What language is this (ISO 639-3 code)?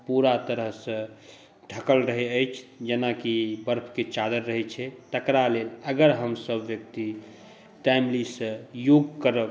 mai